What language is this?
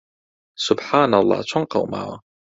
Central Kurdish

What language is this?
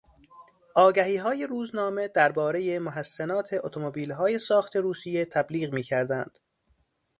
Persian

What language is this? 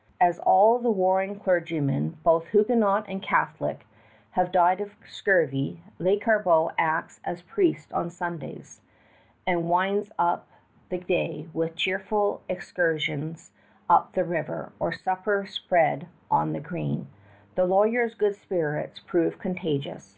English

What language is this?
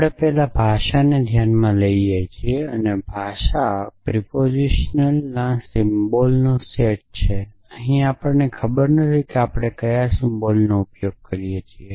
Gujarati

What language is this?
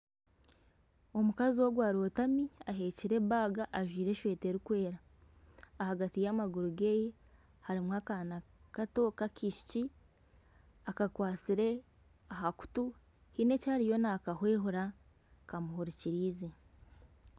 Nyankole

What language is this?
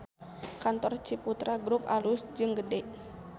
Sundanese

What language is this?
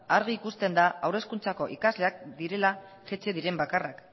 Basque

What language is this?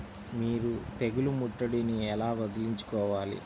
Telugu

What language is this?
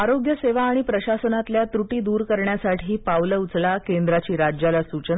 Marathi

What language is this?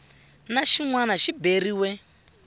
Tsonga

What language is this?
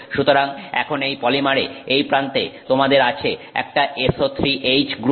Bangla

